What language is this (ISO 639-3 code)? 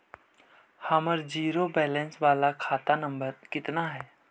mag